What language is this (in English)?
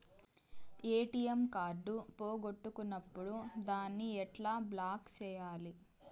Telugu